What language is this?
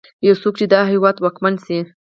Pashto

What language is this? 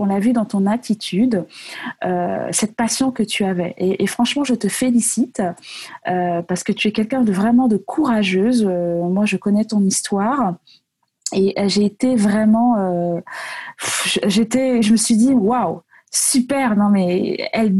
French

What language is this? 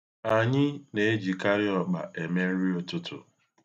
Igbo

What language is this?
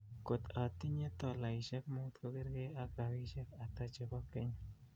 Kalenjin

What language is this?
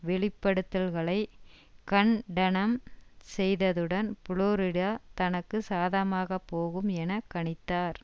Tamil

